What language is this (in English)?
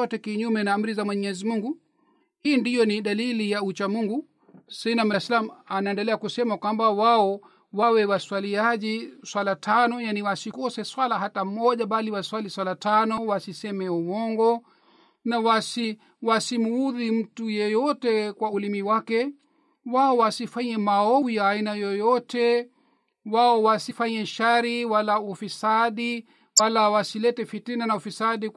Swahili